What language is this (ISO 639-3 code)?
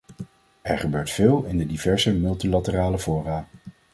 nld